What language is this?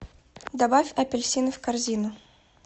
Russian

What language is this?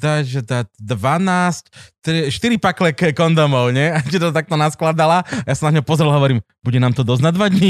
Slovak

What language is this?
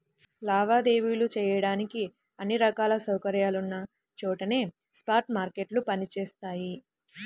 Telugu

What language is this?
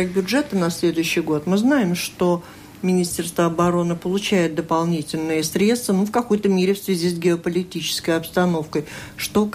Russian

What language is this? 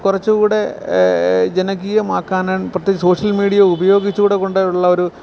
Malayalam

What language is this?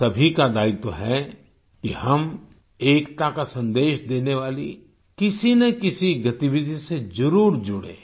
Hindi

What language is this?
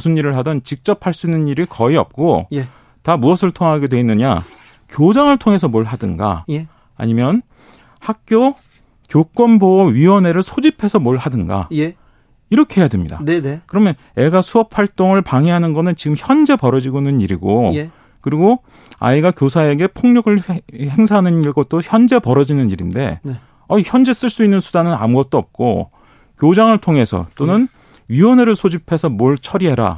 Korean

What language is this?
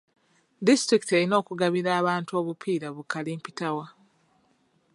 Ganda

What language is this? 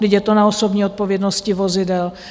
Czech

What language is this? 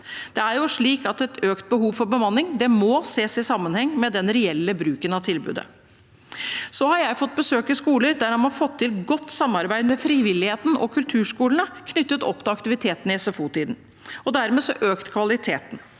Norwegian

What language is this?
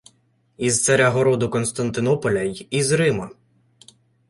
Ukrainian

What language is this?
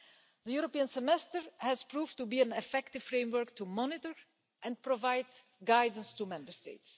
English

